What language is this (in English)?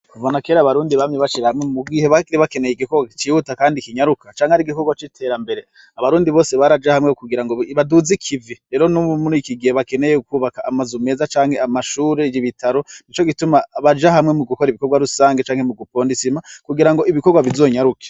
Rundi